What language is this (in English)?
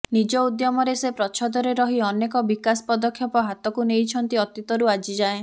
Odia